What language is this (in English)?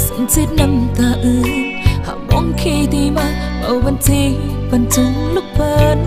Thai